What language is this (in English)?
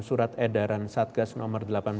Indonesian